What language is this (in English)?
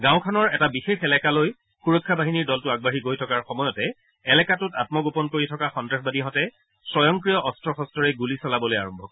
Assamese